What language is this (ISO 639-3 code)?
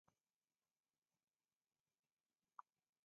dav